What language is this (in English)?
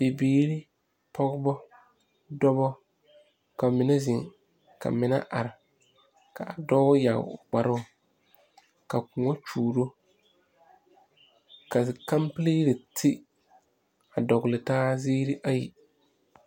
Southern Dagaare